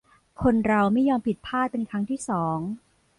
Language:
Thai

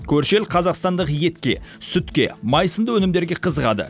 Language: Kazakh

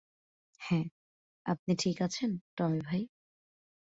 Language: Bangla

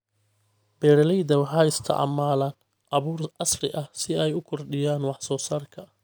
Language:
Somali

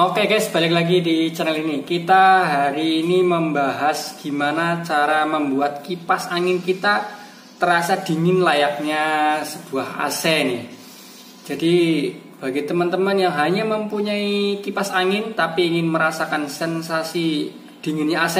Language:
Indonesian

